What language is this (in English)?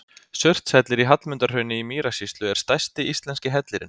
Icelandic